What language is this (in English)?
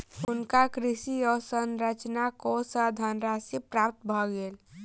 Maithili